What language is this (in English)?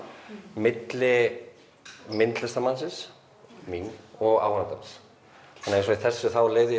Icelandic